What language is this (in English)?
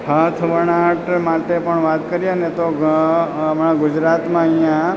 Gujarati